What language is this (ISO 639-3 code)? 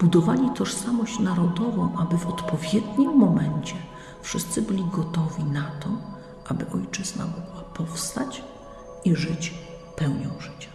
pol